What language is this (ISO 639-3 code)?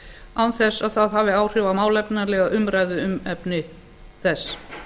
isl